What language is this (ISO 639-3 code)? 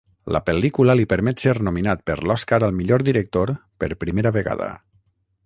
cat